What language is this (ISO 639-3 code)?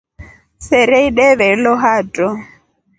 rof